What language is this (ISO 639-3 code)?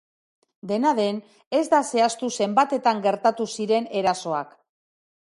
eus